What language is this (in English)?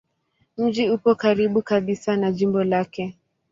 Swahili